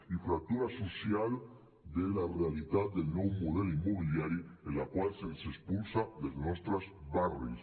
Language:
Catalan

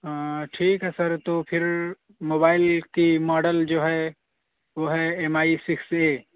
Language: Urdu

